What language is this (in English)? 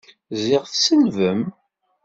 Kabyle